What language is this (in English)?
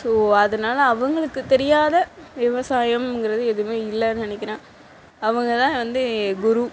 Tamil